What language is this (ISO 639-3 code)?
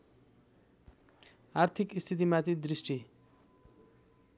nep